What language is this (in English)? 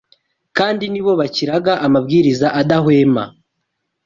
Kinyarwanda